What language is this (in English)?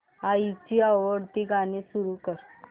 Marathi